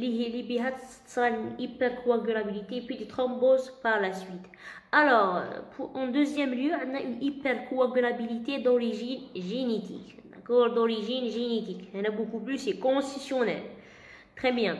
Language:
French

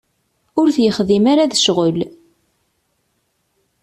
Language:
Kabyle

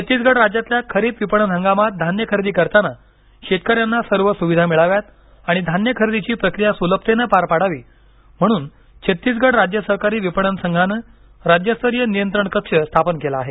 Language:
Marathi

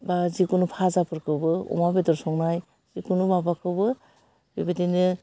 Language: Bodo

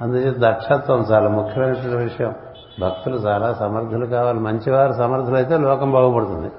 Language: Telugu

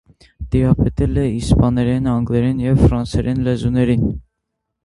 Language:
Armenian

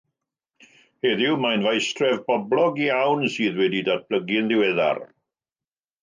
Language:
Welsh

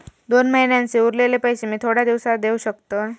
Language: Marathi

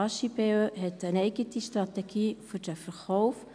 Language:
Swiss German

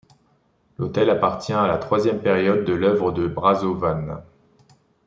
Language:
French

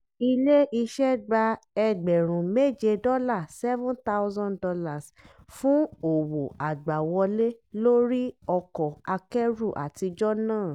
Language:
Yoruba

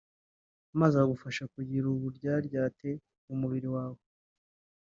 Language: Kinyarwanda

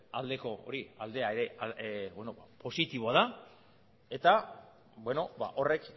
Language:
Basque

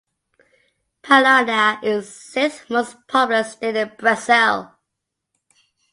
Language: English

